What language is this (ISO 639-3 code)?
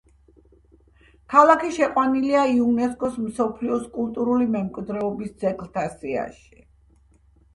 kat